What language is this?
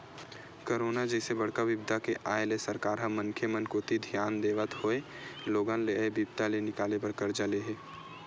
Chhattisgarhi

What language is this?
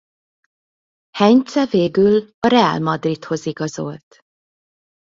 Hungarian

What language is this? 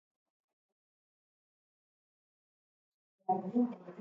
Basque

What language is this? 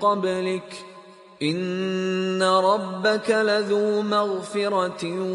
Persian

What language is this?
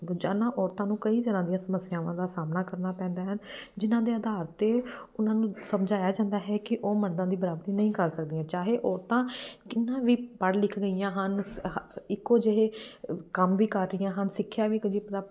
Punjabi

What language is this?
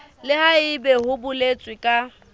Southern Sotho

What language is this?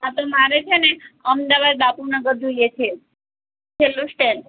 Gujarati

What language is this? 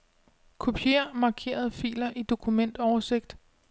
Danish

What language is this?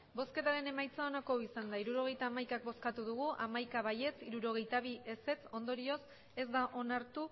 Basque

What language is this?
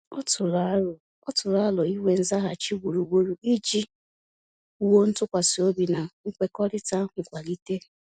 Igbo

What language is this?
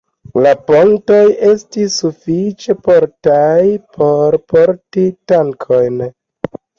Esperanto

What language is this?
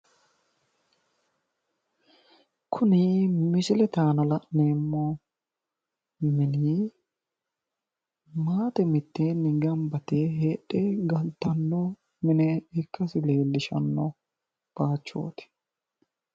Sidamo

